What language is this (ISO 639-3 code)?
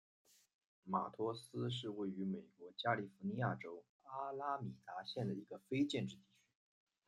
zho